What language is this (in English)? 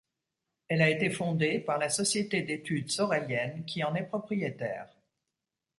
French